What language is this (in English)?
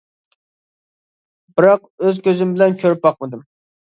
Uyghur